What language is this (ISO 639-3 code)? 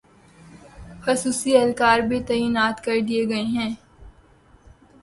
urd